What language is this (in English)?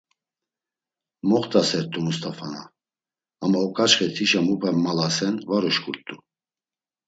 Laz